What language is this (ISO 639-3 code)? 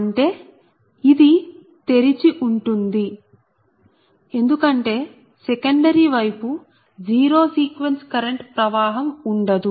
tel